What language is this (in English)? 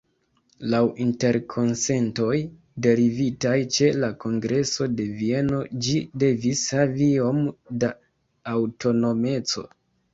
Esperanto